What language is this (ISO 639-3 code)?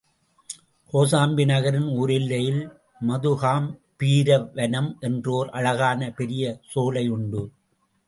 tam